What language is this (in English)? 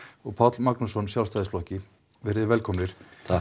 Icelandic